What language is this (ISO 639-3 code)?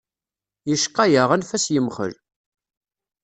kab